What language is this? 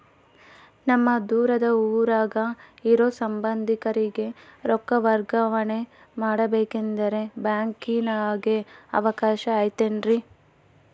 Kannada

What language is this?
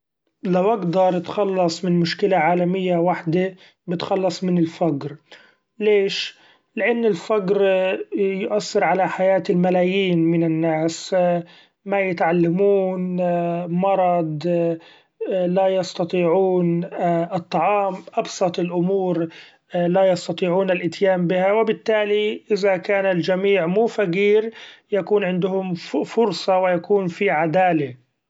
Gulf Arabic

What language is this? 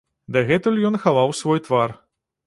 Belarusian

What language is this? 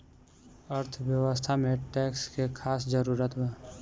Bhojpuri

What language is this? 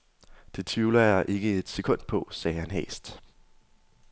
Danish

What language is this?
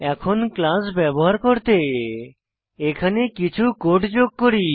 Bangla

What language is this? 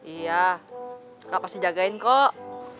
Indonesian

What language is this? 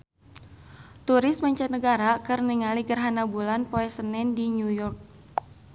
Sundanese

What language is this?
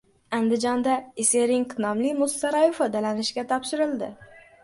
Uzbek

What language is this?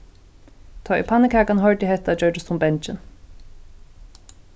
Faroese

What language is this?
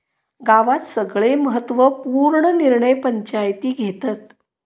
Marathi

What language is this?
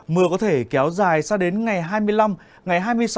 Vietnamese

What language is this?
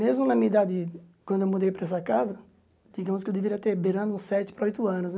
Portuguese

